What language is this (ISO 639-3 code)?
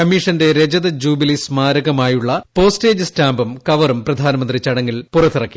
mal